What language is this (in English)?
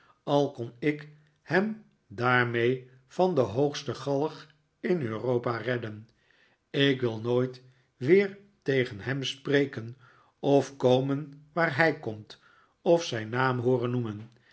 Dutch